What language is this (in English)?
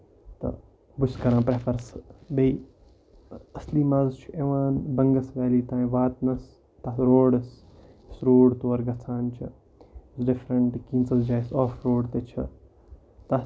Kashmiri